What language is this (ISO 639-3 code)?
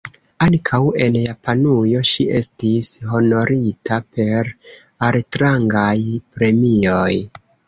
epo